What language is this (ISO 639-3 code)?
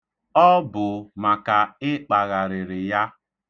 ibo